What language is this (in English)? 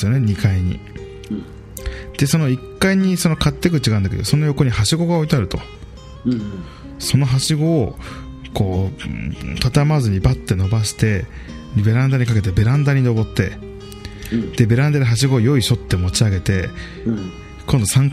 Japanese